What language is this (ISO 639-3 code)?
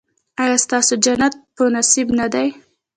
pus